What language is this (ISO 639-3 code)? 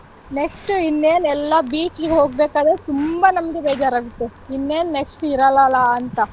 kan